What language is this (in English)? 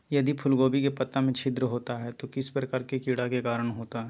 Magahi